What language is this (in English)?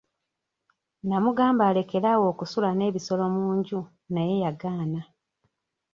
Ganda